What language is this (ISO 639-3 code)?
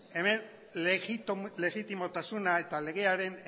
eus